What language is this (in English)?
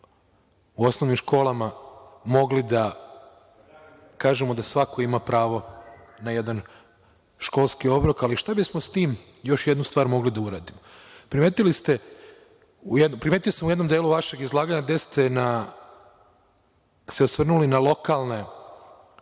Serbian